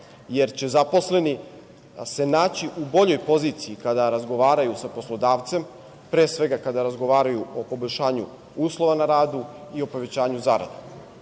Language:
Serbian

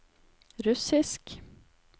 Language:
Norwegian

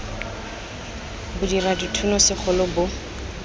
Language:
Tswana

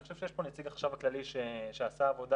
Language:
Hebrew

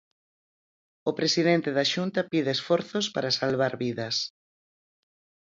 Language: Galician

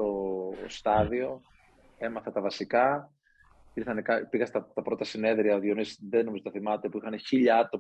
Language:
Greek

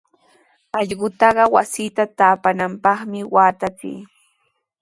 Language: Sihuas Ancash Quechua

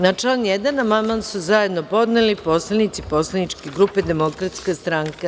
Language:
Serbian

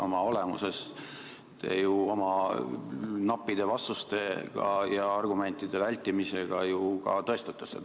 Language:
Estonian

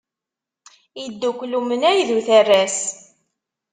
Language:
Kabyle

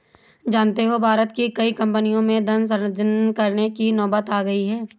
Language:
Hindi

